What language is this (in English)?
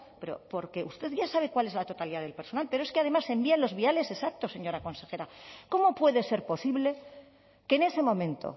Spanish